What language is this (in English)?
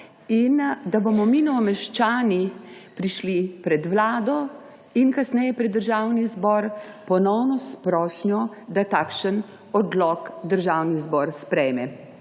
Slovenian